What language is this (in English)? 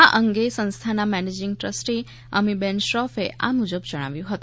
Gujarati